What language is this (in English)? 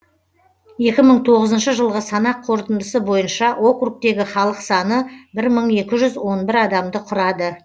Kazakh